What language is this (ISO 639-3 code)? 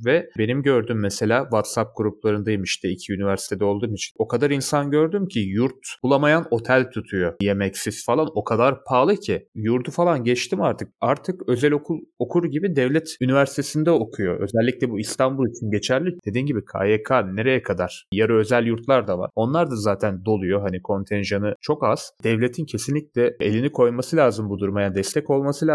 tur